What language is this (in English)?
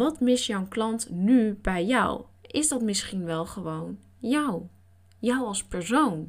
Dutch